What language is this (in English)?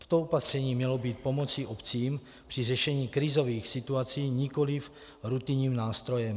Czech